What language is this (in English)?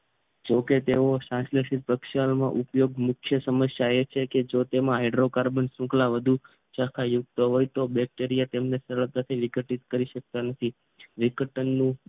Gujarati